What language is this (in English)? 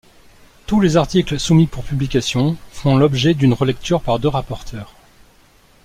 French